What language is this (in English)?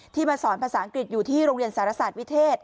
Thai